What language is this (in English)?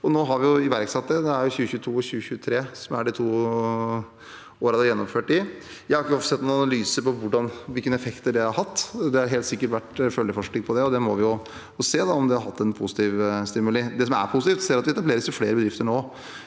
Norwegian